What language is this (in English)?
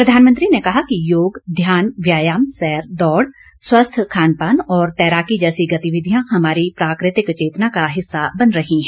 Hindi